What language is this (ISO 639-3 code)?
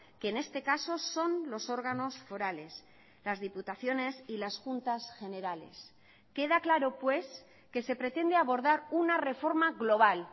spa